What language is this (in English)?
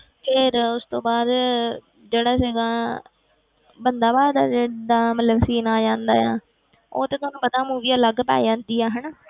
Punjabi